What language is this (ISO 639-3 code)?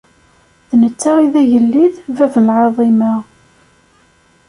kab